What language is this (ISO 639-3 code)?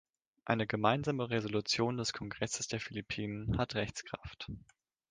deu